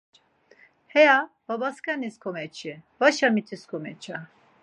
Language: Laz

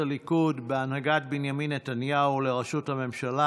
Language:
Hebrew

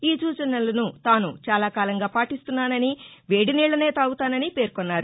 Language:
Telugu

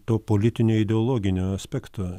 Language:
Lithuanian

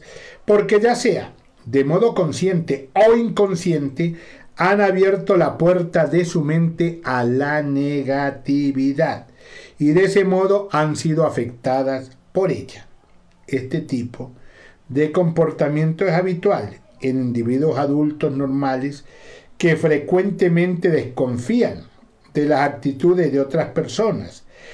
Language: Spanish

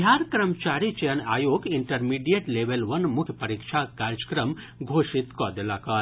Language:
Maithili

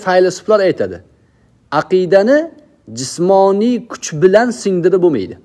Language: Turkish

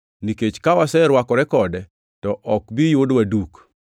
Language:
Luo (Kenya and Tanzania)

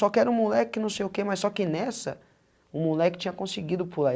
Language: Portuguese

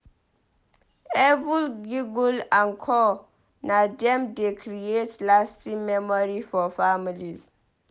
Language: Nigerian Pidgin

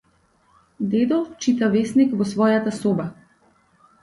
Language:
Macedonian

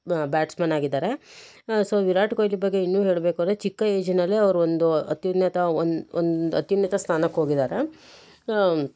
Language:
Kannada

